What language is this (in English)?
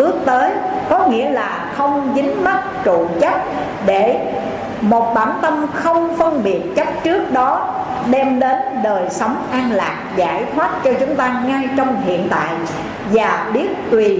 Vietnamese